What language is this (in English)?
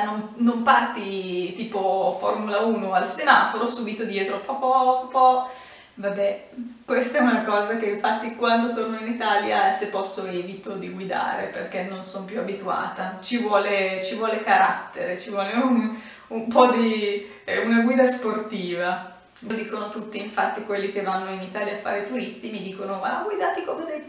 Italian